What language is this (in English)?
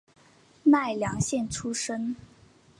Chinese